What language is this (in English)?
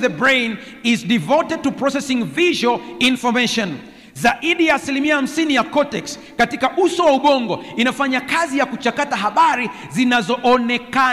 Swahili